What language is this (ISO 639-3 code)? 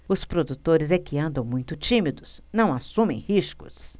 por